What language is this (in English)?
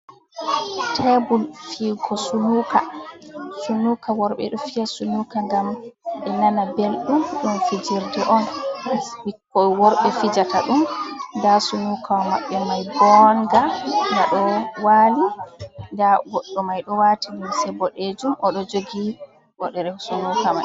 Fula